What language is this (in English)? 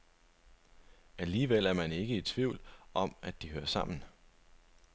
Danish